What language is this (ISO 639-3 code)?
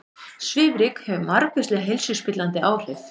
isl